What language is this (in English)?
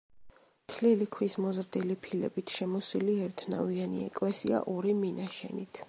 Georgian